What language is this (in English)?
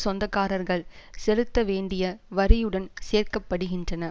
Tamil